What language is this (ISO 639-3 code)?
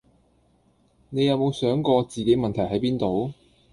yue